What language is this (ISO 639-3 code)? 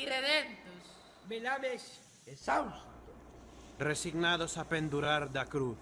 glg